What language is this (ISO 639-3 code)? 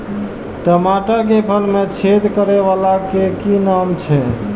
mai